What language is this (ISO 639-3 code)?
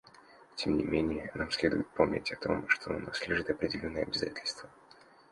rus